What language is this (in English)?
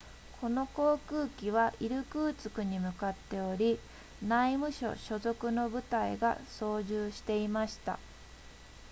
Japanese